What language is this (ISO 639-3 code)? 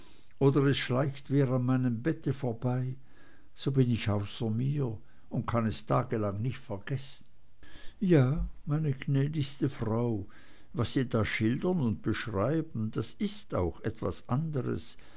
deu